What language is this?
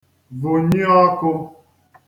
Igbo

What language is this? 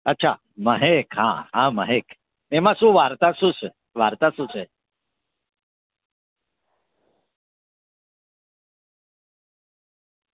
Gujarati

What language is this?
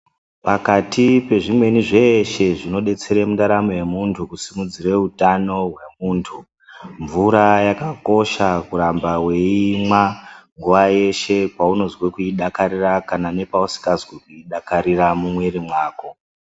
Ndau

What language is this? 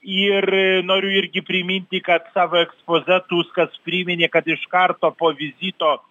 Lithuanian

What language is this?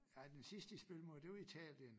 Danish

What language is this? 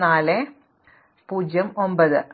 Malayalam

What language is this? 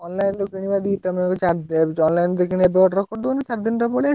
Odia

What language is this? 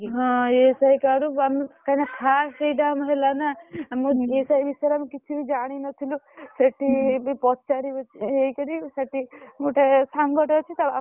Odia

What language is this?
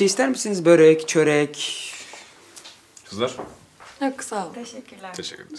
Turkish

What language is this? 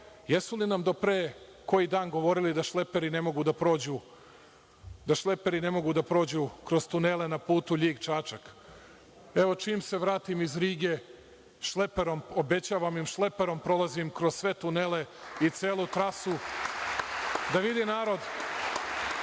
Serbian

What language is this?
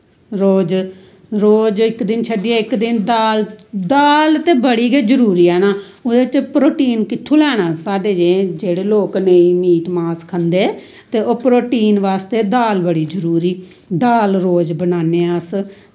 Dogri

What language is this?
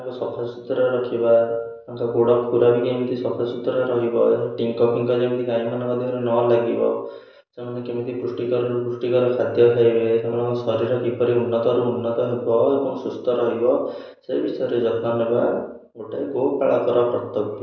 Odia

